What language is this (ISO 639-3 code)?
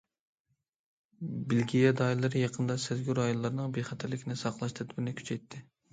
uig